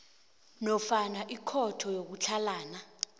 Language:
South Ndebele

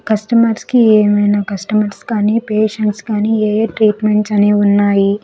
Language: Telugu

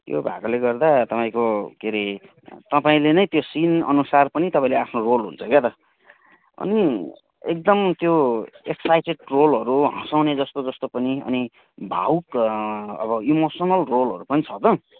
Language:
Nepali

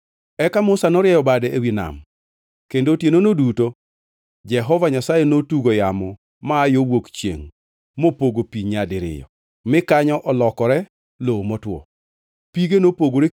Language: Luo (Kenya and Tanzania)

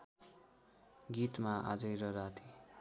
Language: Nepali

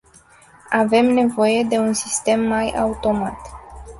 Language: Romanian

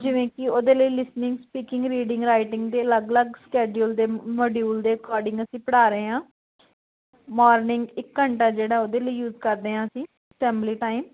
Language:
Punjabi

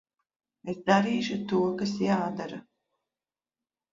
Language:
Latvian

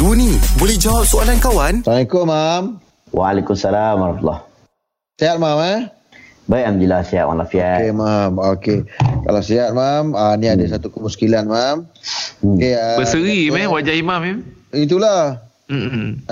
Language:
Malay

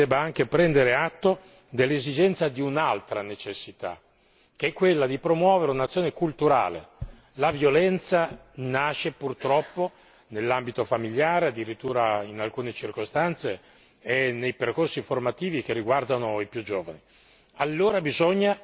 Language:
Italian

